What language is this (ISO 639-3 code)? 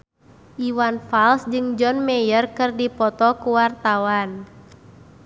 sun